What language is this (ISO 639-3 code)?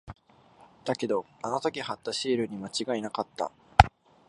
jpn